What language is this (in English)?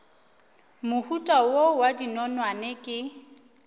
Northern Sotho